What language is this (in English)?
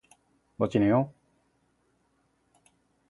Korean